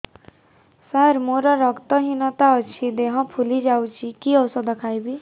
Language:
Odia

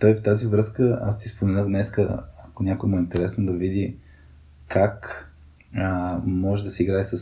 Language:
Bulgarian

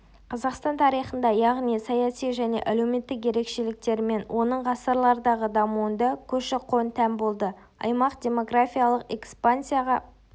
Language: Kazakh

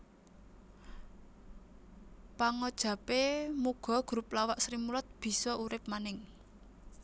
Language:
Javanese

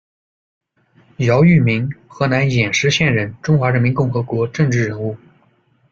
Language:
Chinese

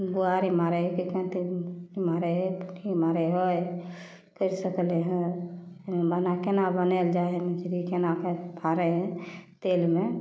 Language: Maithili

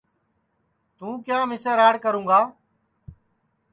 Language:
Sansi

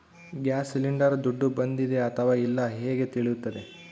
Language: Kannada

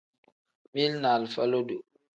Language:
Tem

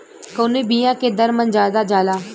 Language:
Bhojpuri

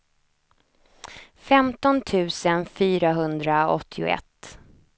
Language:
Swedish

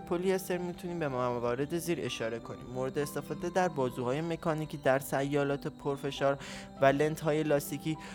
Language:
Persian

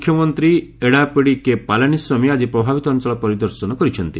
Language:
Odia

